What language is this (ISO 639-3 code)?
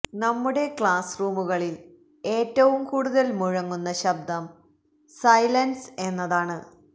mal